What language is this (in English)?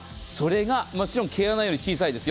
Japanese